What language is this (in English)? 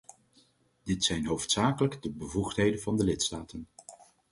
Dutch